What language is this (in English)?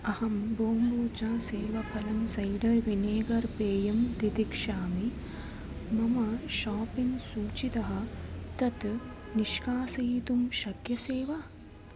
Sanskrit